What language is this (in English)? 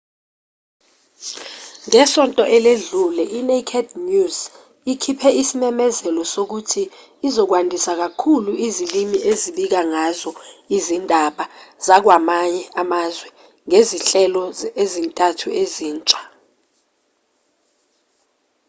Zulu